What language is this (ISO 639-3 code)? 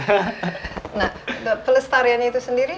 ind